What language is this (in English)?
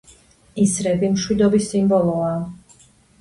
Georgian